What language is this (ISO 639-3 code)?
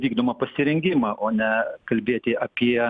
lit